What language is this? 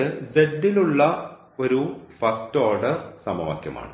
Malayalam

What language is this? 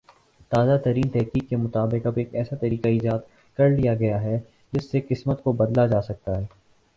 Urdu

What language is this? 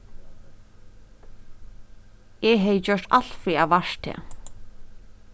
Faroese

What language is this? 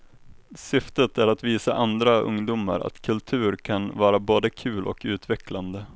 Swedish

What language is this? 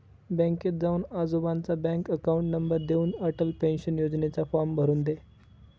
Marathi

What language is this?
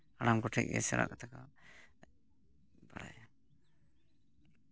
Santali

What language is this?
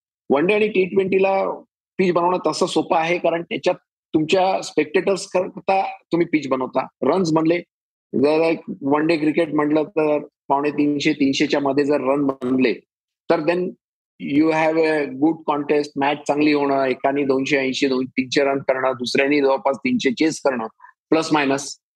Marathi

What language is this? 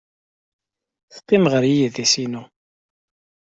Kabyle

